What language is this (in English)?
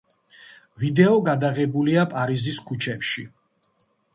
Georgian